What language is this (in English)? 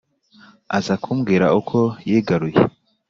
Kinyarwanda